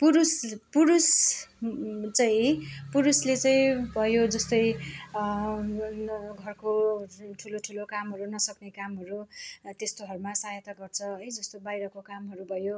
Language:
Nepali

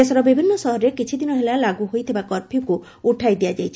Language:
Odia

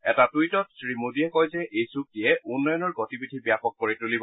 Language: Assamese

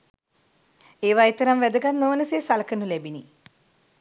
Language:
Sinhala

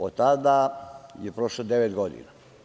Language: Serbian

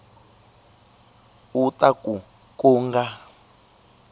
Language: Tsonga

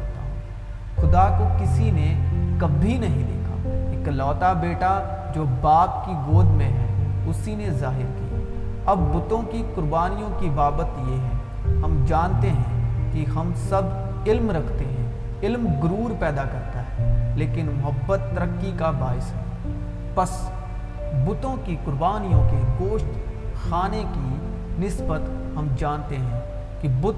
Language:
Urdu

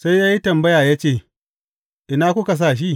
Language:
Hausa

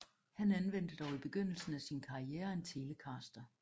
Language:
Danish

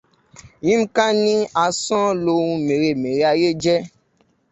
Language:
Yoruba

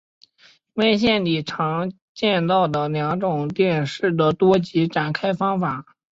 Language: Chinese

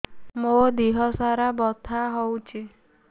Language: Odia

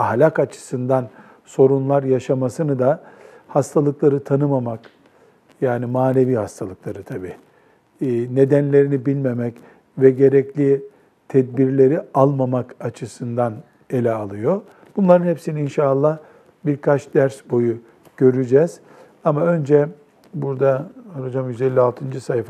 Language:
Turkish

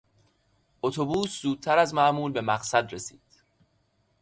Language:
Persian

